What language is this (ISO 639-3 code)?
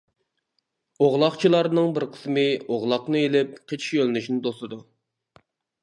uig